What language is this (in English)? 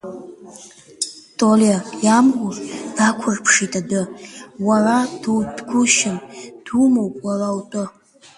Abkhazian